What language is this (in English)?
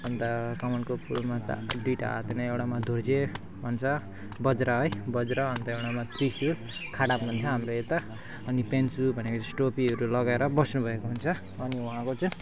Nepali